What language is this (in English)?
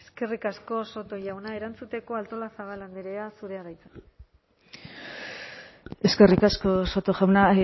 Basque